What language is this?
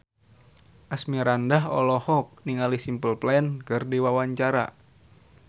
Sundanese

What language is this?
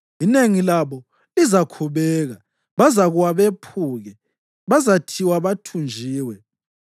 North Ndebele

